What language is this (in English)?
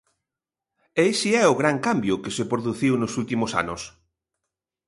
Galician